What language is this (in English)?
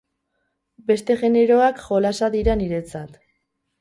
Basque